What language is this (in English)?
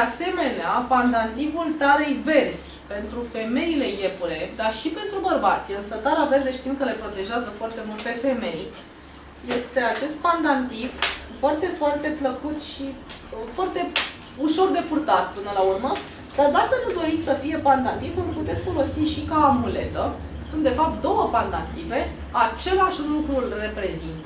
Romanian